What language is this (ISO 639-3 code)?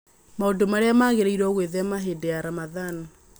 kik